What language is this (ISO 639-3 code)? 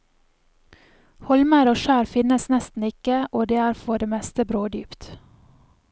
nor